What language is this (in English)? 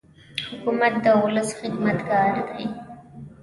Pashto